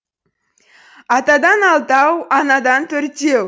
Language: Kazakh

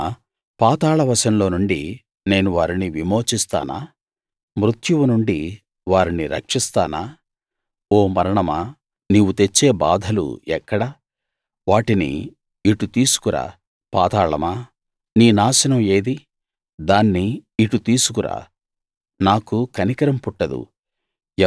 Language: Telugu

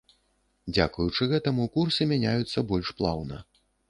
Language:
Belarusian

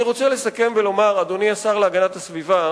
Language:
Hebrew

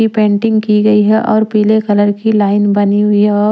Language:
Hindi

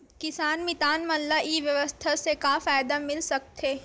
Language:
Chhattisgarhi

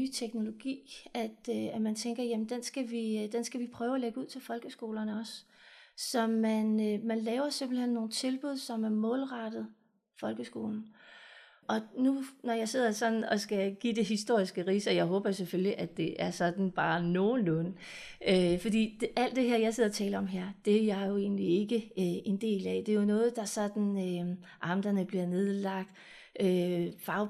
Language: Danish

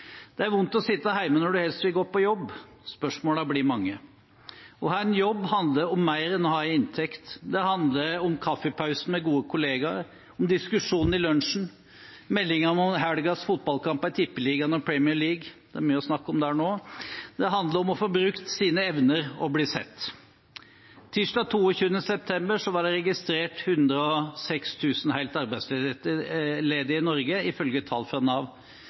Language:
Norwegian Bokmål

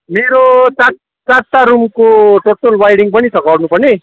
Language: Nepali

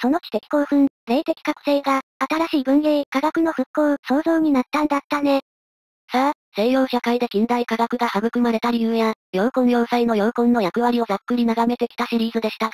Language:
Japanese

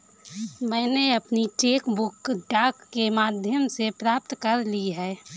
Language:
Hindi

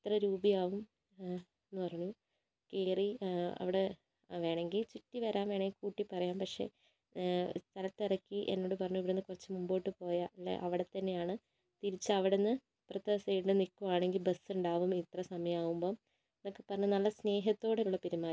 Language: Malayalam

